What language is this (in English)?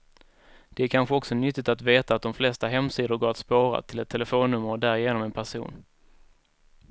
Swedish